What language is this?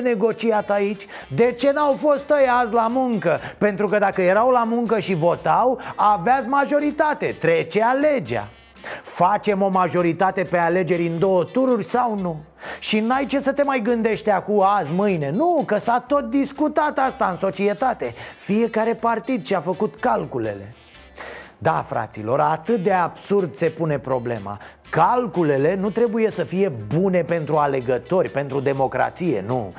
Romanian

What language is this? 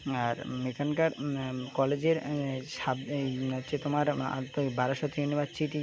Bangla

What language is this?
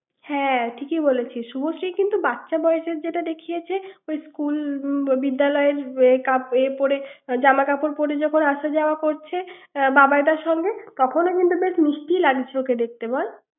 Bangla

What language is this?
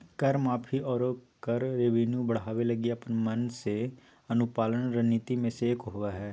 Magahi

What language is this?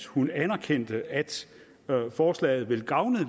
Danish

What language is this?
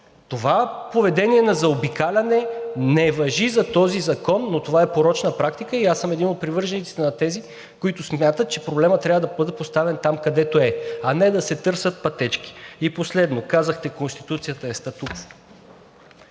Bulgarian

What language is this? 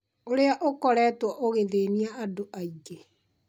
Kikuyu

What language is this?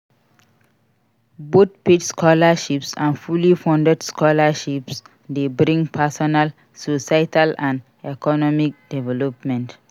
Nigerian Pidgin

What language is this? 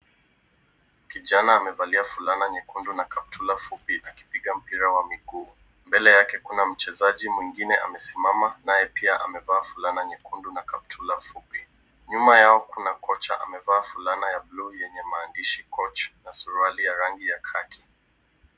Swahili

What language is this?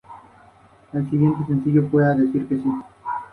Spanish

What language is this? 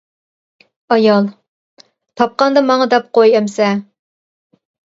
Uyghur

